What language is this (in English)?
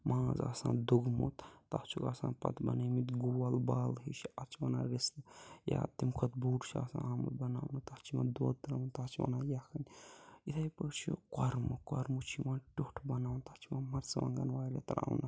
Kashmiri